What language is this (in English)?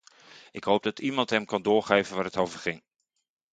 Dutch